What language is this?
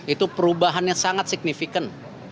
Indonesian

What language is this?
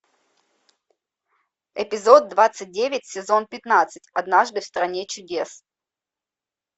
Russian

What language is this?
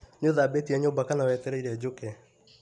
Kikuyu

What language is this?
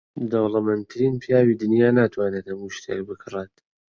Central Kurdish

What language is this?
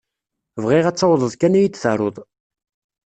Kabyle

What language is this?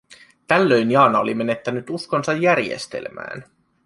Finnish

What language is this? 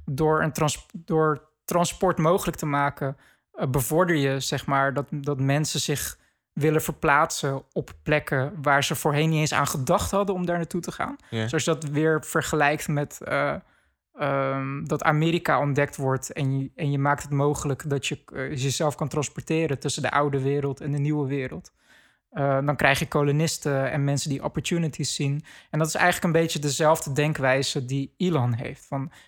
Dutch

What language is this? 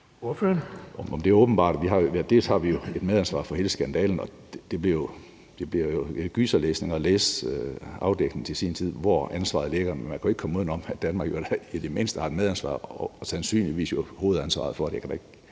Danish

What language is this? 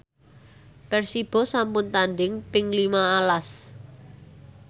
Javanese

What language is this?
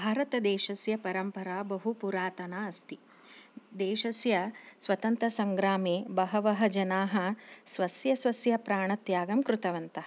Sanskrit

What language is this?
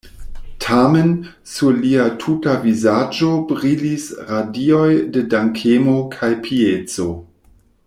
Esperanto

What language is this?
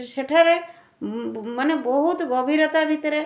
Odia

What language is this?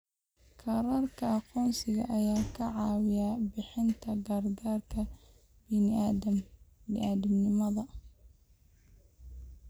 Somali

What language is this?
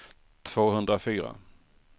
Swedish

